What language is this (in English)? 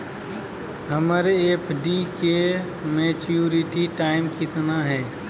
Magahi